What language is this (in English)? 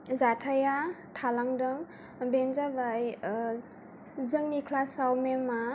Bodo